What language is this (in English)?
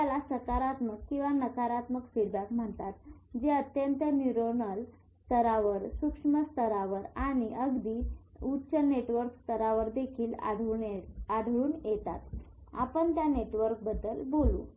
Marathi